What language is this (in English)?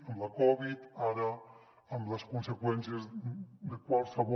Catalan